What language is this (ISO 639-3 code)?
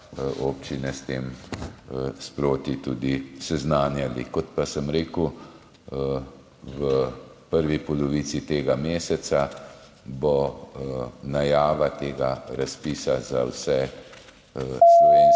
slv